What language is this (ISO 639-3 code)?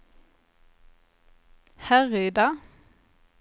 swe